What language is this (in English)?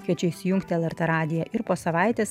Lithuanian